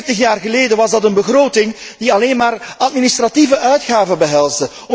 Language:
Dutch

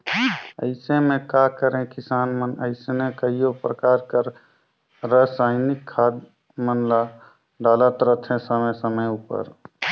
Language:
Chhattisgarhi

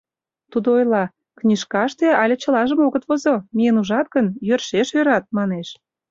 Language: Mari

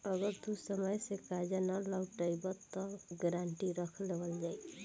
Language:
Bhojpuri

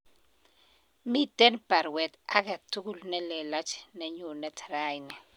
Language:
Kalenjin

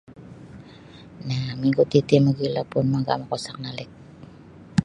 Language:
Sabah Bisaya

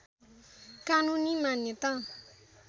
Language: Nepali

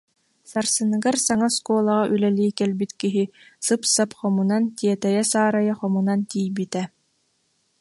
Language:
Yakut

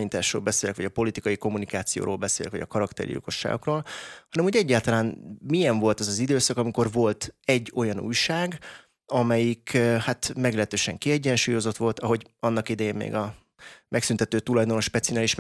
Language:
Hungarian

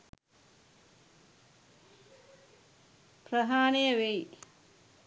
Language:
Sinhala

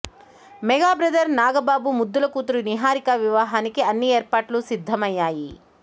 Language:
Telugu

